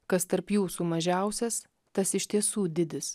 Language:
Lithuanian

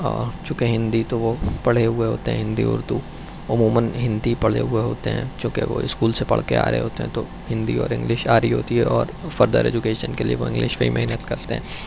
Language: Urdu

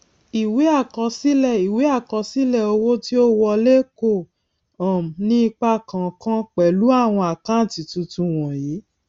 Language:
Yoruba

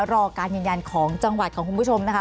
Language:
Thai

